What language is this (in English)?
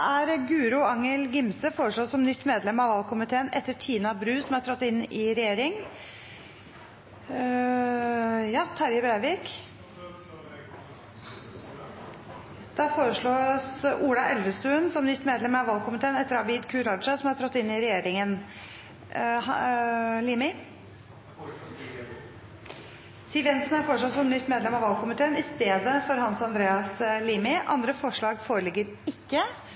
Norwegian